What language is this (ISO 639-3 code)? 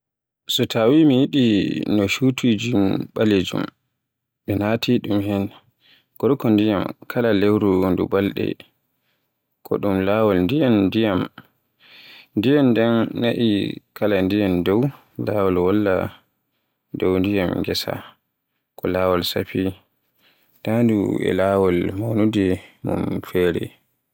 fue